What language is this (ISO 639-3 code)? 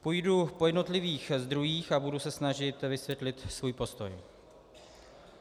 ces